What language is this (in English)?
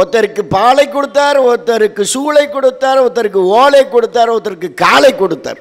Tamil